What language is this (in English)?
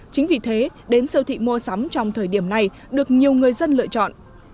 Vietnamese